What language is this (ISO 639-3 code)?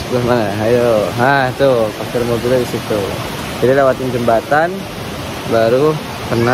ind